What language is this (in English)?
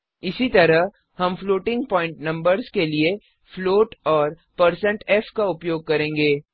Hindi